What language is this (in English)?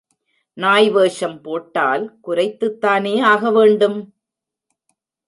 Tamil